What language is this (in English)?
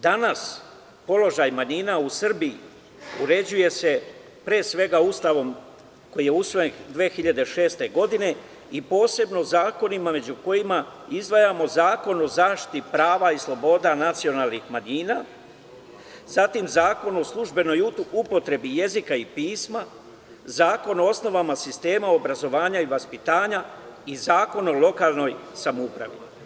Serbian